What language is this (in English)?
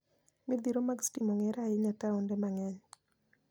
Luo (Kenya and Tanzania)